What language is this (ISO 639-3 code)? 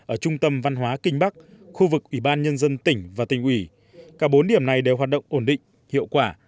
vie